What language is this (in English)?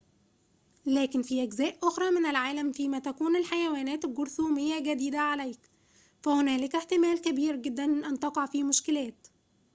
Arabic